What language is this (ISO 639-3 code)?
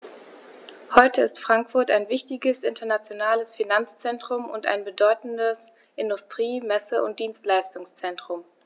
deu